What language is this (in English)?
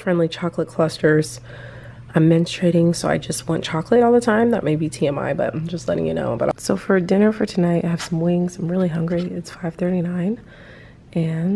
English